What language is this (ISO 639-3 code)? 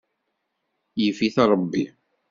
kab